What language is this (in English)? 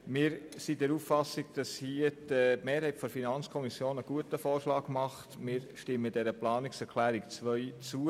Swiss German